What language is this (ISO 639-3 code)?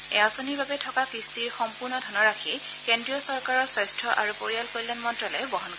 asm